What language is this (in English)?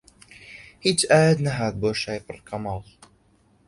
Central Kurdish